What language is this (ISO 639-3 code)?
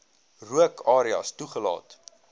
afr